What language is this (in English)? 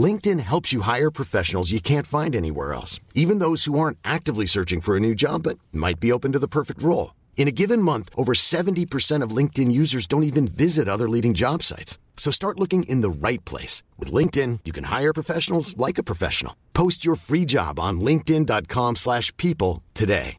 Filipino